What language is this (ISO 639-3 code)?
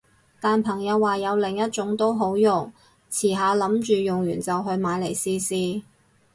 yue